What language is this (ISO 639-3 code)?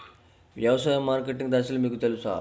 tel